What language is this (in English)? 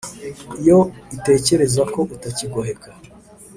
Kinyarwanda